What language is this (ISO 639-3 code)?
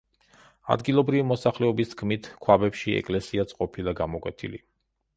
kat